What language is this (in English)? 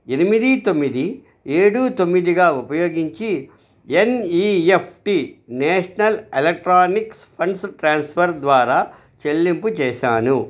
Telugu